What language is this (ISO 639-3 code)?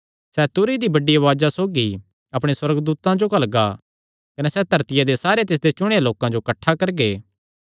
xnr